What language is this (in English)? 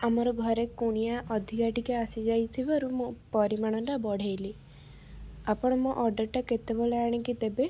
Odia